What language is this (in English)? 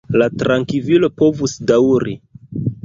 Esperanto